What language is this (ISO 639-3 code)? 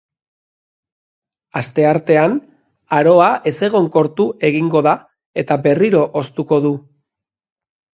eus